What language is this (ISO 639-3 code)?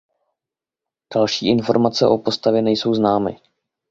ces